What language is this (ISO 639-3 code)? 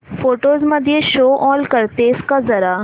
mar